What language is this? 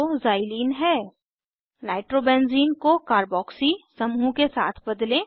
Hindi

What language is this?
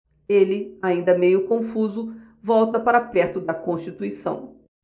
Portuguese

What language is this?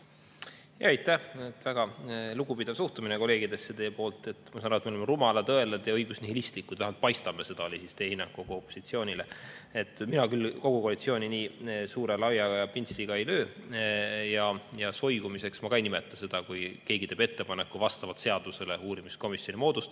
Estonian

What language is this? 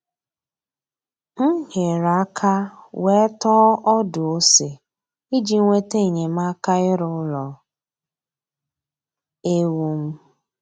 Igbo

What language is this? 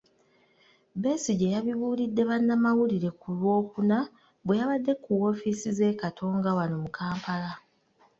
Ganda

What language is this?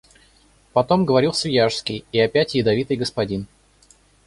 Russian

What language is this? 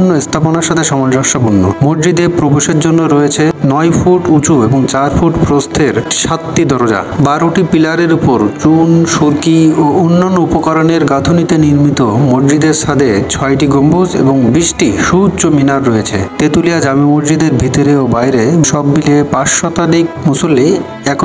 Bangla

